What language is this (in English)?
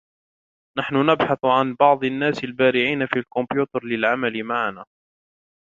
Arabic